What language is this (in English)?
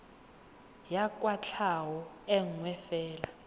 Tswana